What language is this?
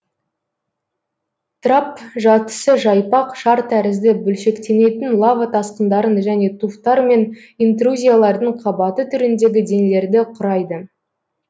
Kazakh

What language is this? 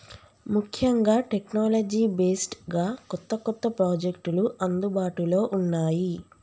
Telugu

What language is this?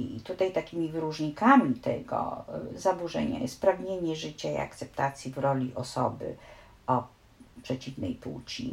Polish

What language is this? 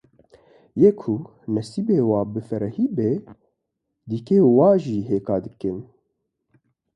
Kurdish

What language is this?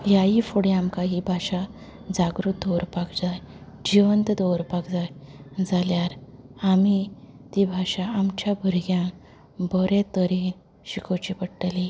Konkani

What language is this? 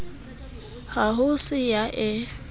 Southern Sotho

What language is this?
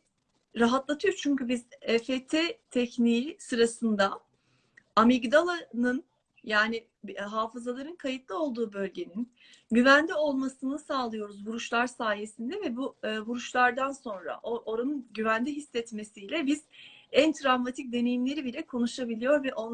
Turkish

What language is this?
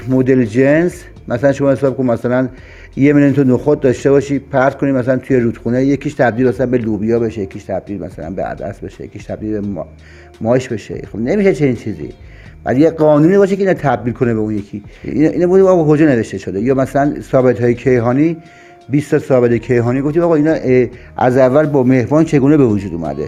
Persian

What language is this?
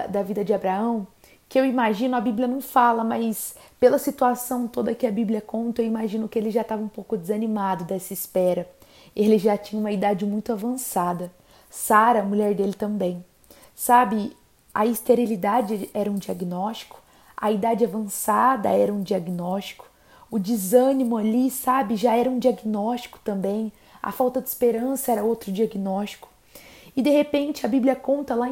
Portuguese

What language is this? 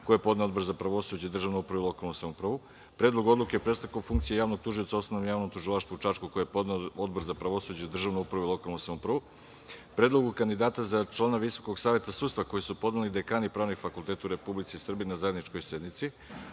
Serbian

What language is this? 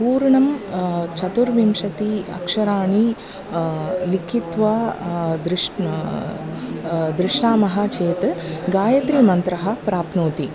Sanskrit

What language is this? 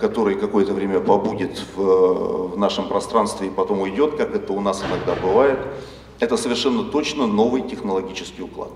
Russian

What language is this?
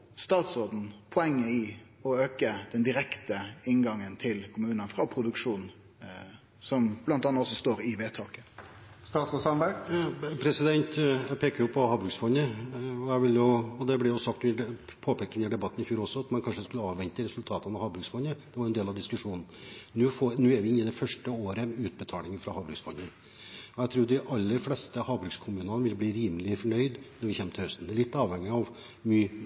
Norwegian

